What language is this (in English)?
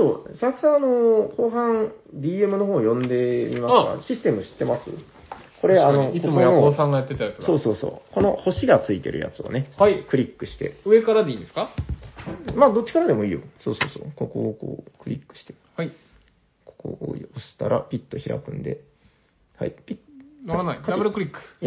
Japanese